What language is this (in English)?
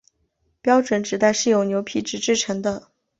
Chinese